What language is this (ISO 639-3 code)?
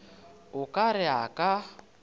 nso